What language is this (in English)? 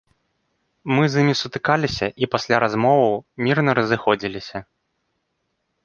Belarusian